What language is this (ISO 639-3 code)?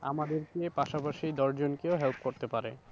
ben